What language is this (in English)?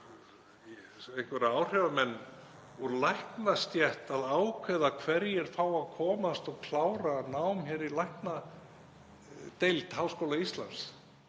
Icelandic